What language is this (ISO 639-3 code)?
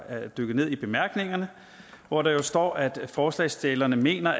dan